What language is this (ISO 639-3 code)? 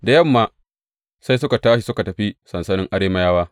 hau